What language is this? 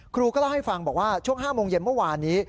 Thai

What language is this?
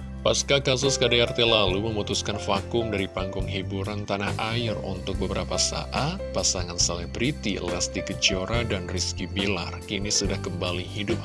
Indonesian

